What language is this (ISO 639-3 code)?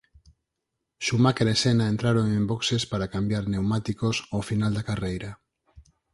glg